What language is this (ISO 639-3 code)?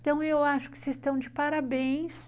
por